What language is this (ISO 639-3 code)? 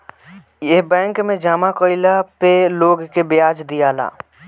bho